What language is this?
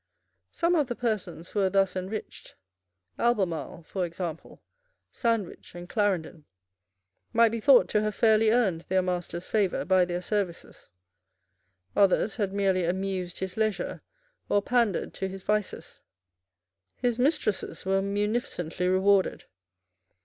English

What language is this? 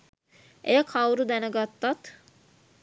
Sinhala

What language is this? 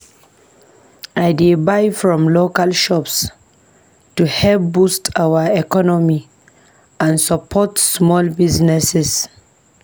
Nigerian Pidgin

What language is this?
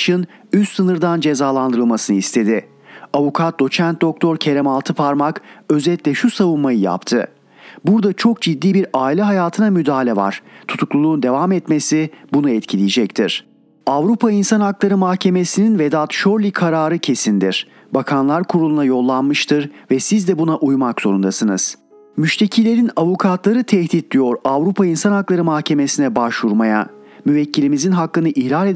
Turkish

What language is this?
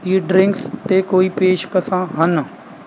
Punjabi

